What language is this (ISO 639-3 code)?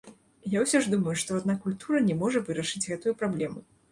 bel